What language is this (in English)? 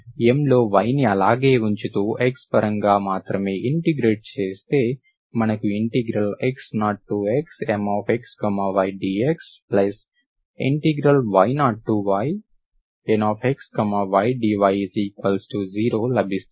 Telugu